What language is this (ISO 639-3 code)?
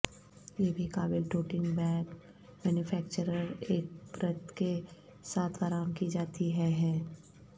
urd